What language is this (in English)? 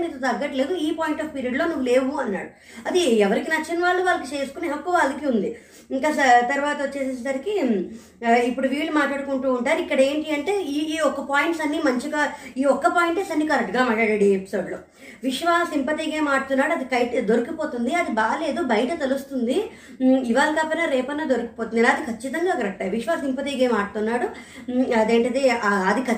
Telugu